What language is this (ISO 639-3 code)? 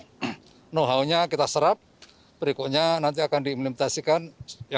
ind